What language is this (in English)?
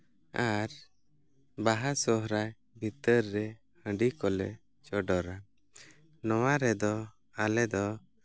Santali